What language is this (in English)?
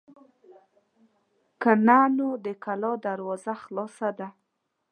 Pashto